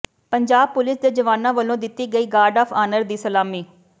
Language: Punjabi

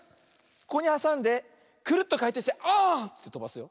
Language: Japanese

